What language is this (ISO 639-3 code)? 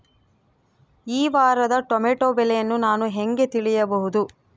kan